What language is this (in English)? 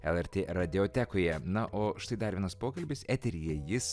Lithuanian